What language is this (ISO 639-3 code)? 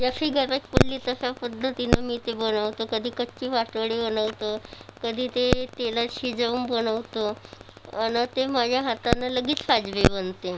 mar